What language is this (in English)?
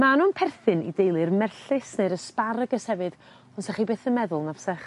Welsh